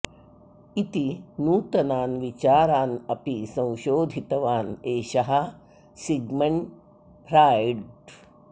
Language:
Sanskrit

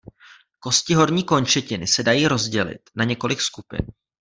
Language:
Czech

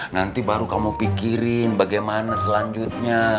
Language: Indonesian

